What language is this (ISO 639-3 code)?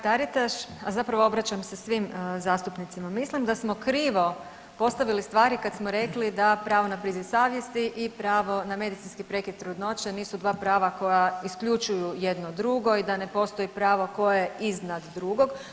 hrv